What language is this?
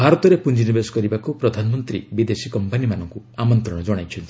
Odia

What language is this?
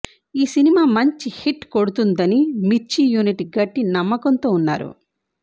Telugu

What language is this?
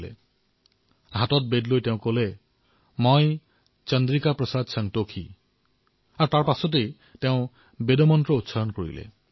Assamese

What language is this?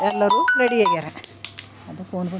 Kannada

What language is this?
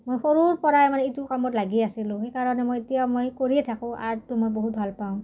Assamese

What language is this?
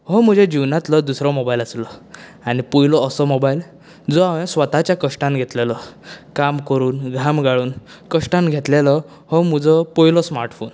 Konkani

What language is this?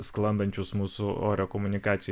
Lithuanian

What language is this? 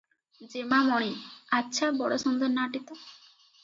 Odia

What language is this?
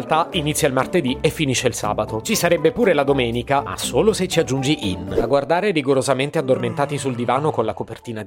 Italian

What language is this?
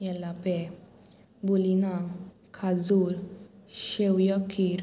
Konkani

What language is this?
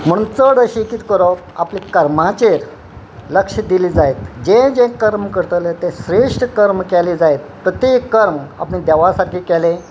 Konkani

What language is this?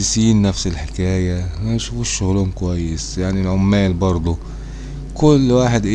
Arabic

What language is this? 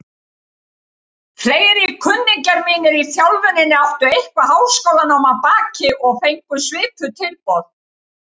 Icelandic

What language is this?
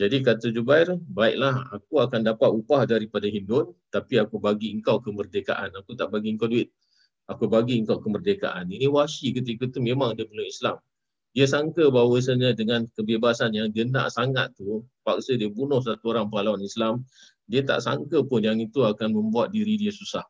Malay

